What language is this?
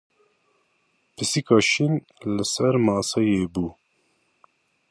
Kurdish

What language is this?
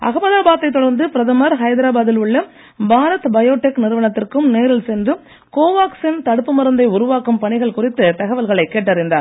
Tamil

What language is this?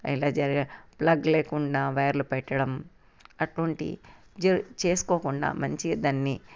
Telugu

